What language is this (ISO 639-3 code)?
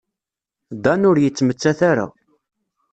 kab